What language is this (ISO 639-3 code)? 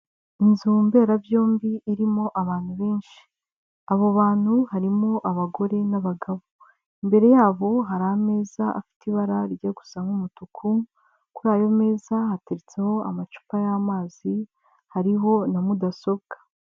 kin